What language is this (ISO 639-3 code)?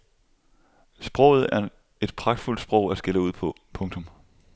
dan